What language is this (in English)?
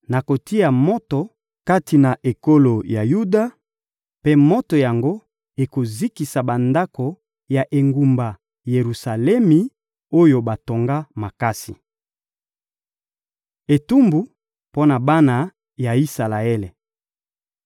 Lingala